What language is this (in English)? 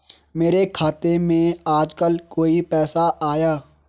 Hindi